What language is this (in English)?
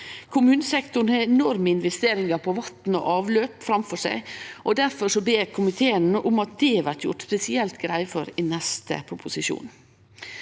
Norwegian